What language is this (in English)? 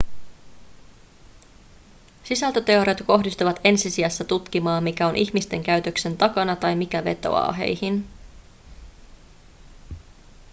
Finnish